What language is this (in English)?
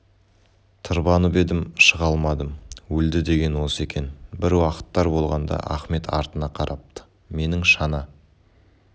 Kazakh